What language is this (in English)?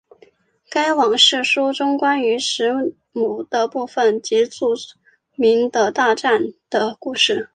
Chinese